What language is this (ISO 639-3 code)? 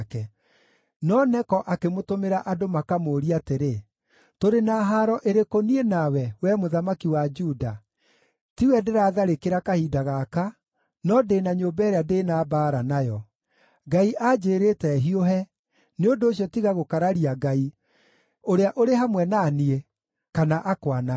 kik